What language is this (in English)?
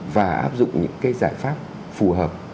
Vietnamese